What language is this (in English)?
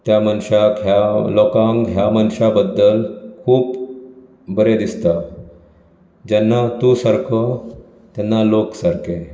Konkani